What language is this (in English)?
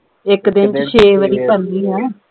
Punjabi